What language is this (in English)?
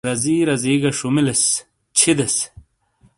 Shina